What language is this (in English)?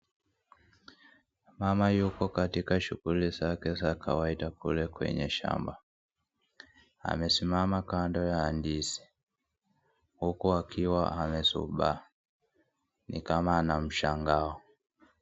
Swahili